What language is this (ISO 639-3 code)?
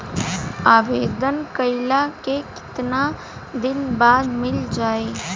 bho